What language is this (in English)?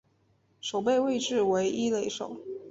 Chinese